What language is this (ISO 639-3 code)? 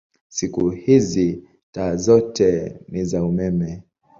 swa